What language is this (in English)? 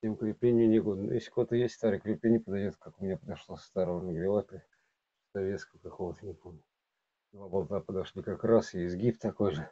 Russian